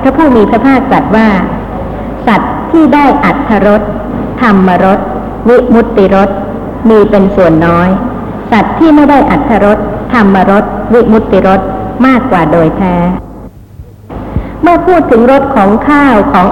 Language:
Thai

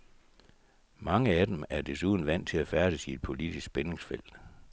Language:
Danish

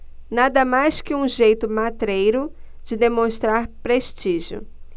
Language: Portuguese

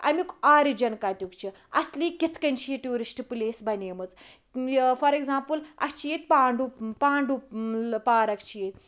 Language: Kashmiri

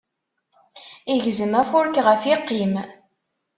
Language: Kabyle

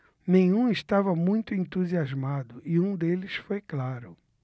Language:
Portuguese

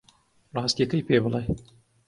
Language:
Central Kurdish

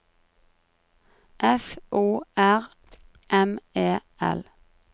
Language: Norwegian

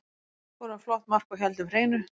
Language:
Icelandic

